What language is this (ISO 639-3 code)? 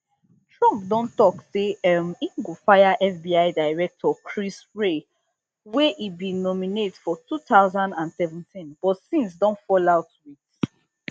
pcm